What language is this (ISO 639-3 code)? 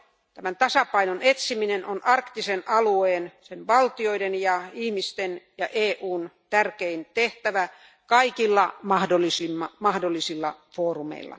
fin